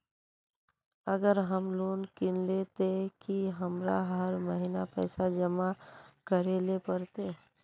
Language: Magahi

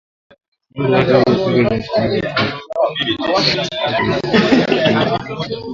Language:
Swahili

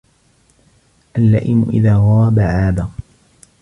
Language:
Arabic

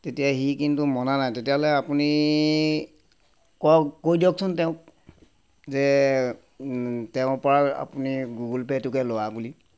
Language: Assamese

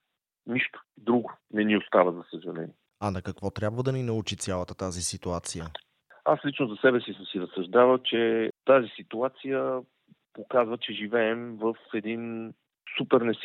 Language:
Bulgarian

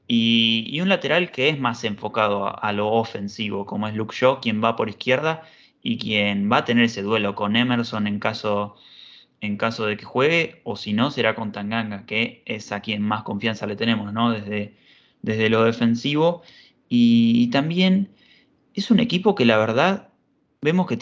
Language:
Spanish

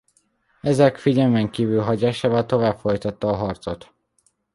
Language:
Hungarian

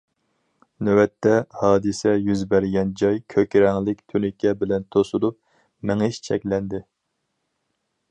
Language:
Uyghur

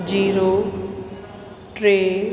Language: Sindhi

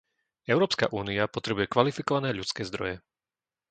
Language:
Slovak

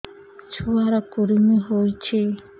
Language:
Odia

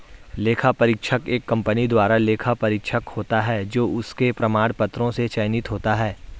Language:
Hindi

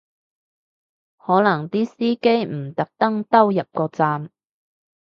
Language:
Cantonese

